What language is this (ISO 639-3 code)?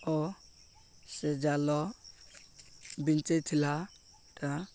ori